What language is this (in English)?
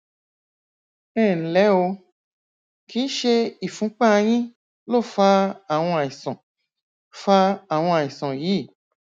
Yoruba